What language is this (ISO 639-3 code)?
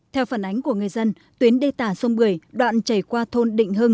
vie